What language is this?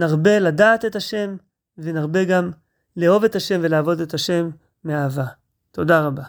Hebrew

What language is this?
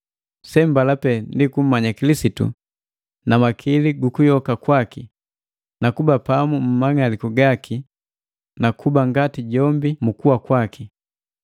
Matengo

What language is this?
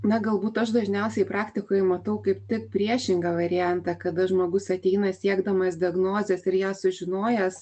Lithuanian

